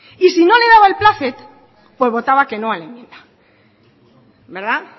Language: Spanish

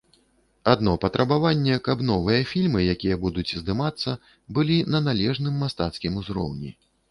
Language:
Belarusian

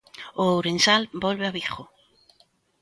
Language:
Galician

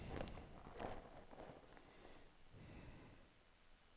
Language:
Norwegian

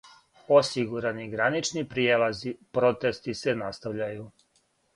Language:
Serbian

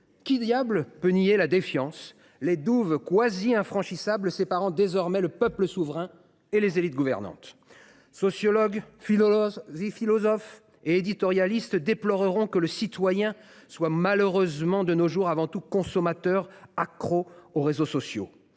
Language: French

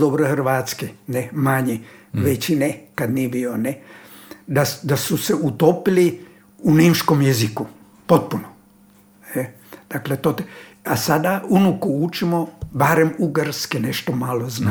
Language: Croatian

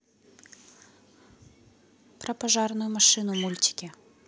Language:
Russian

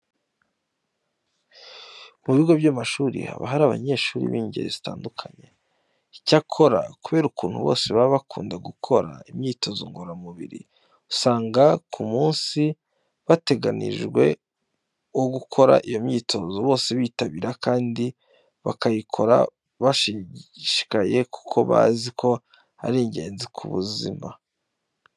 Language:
Kinyarwanda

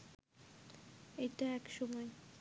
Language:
Bangla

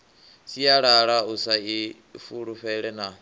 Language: Venda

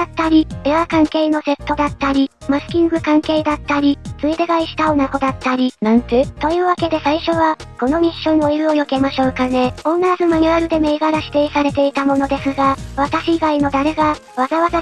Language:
Japanese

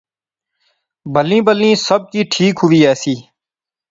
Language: Pahari-Potwari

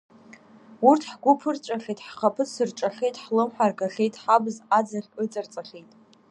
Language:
Abkhazian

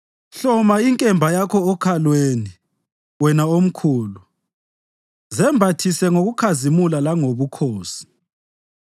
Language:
North Ndebele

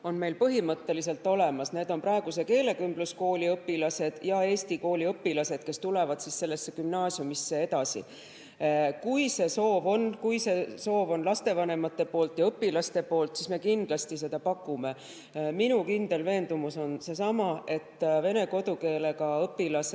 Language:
Estonian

